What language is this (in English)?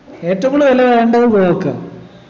Malayalam